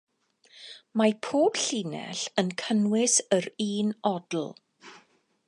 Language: Welsh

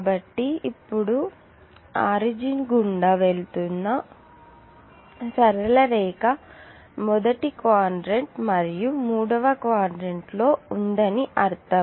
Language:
Telugu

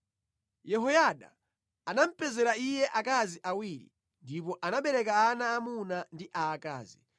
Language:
Nyanja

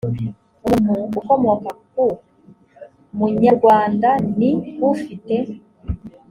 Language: Kinyarwanda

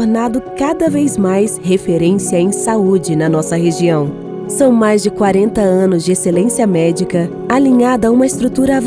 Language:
Portuguese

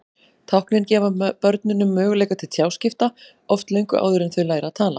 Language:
Icelandic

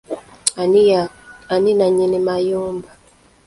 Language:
Ganda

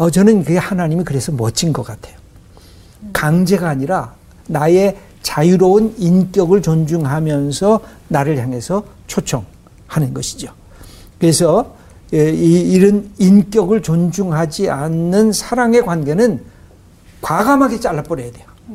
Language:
Korean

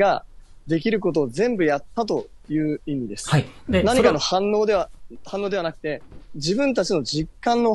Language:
Japanese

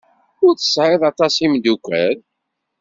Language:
Kabyle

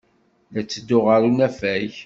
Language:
Kabyle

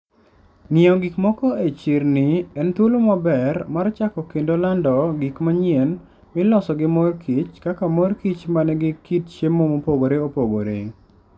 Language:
Luo (Kenya and Tanzania)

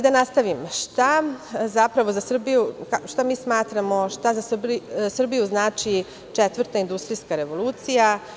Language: Serbian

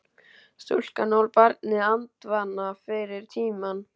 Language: Icelandic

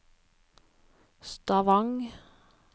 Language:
Norwegian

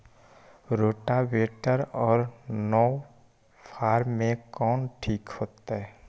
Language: Magahi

